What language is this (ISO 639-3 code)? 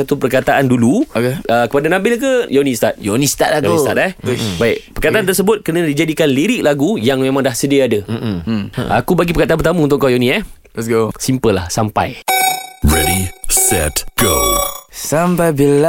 msa